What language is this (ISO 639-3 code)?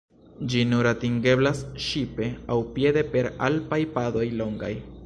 epo